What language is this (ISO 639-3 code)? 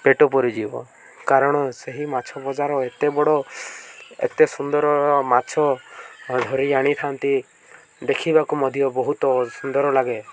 ori